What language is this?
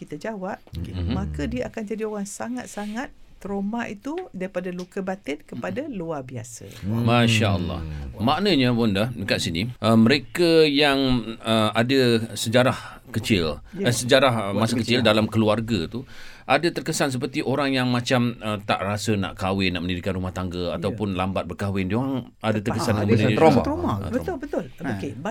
Malay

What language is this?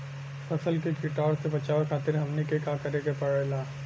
Bhojpuri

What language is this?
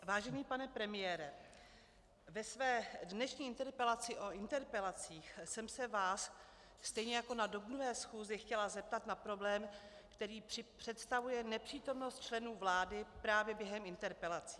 Czech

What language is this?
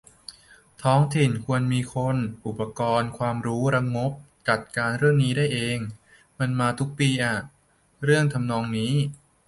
Thai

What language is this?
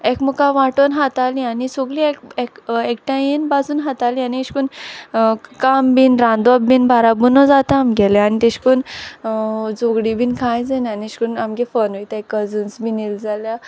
Konkani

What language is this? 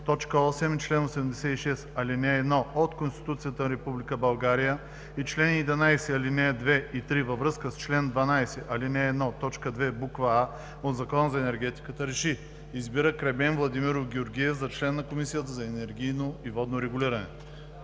Bulgarian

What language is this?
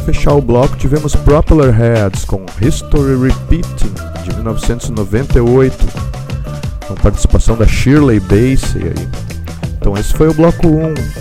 Portuguese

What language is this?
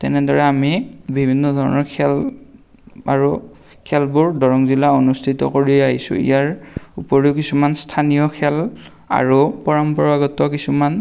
Assamese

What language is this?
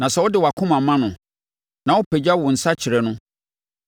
Akan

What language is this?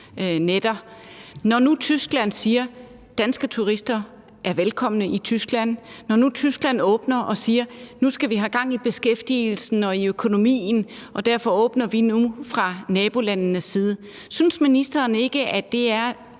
Danish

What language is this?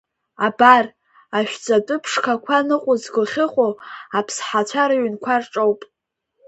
Abkhazian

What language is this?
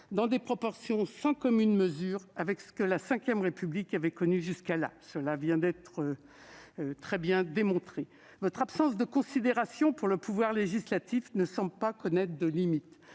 French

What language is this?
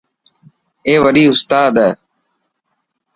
Dhatki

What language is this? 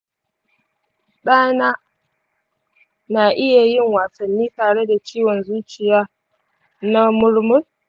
Hausa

